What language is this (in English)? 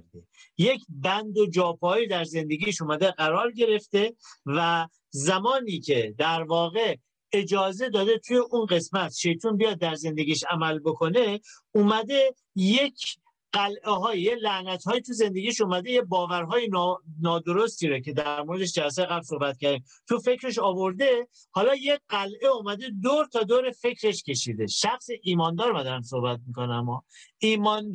Persian